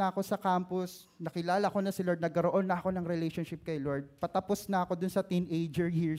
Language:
Filipino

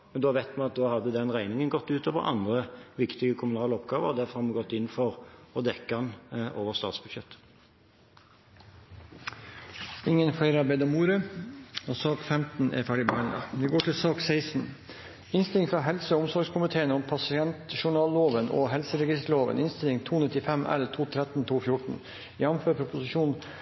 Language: Norwegian Bokmål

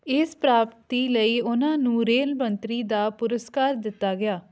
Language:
Punjabi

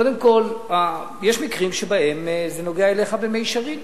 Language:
Hebrew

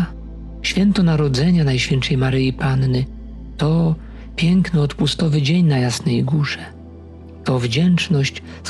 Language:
Polish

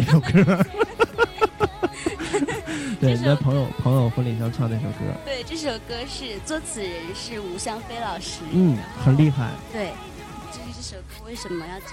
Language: Chinese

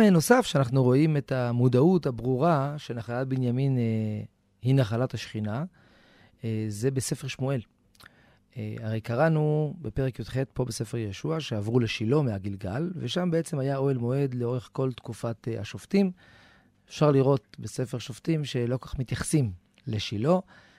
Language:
Hebrew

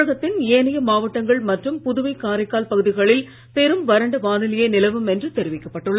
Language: Tamil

